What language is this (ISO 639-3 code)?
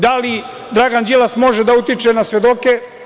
srp